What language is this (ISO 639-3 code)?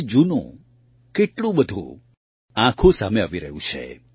guj